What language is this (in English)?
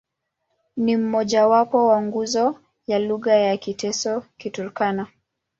Swahili